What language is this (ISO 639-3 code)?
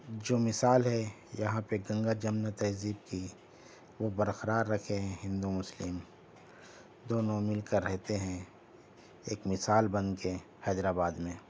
urd